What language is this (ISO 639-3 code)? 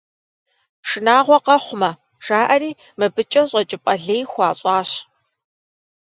kbd